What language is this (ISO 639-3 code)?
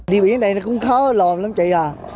vie